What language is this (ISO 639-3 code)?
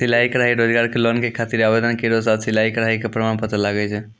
mai